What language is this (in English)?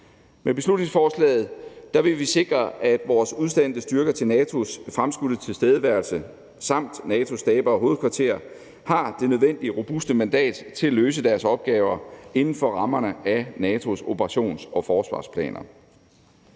Danish